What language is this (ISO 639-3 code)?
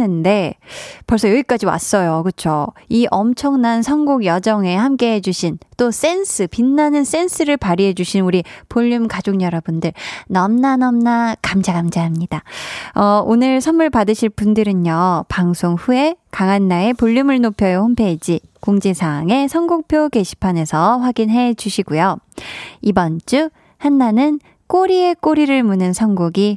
kor